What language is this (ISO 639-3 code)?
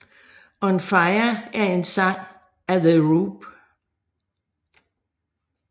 dan